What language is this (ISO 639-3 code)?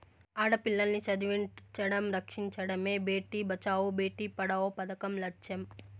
tel